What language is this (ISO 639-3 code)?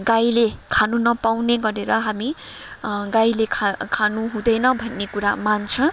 nep